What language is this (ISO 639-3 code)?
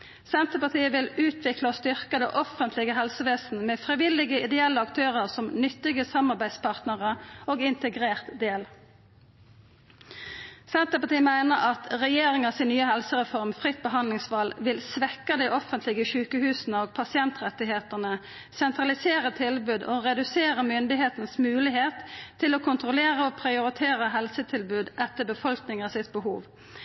nno